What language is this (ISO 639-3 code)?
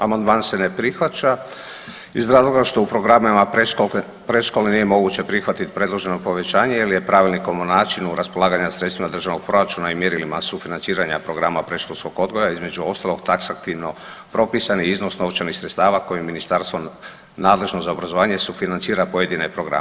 hrv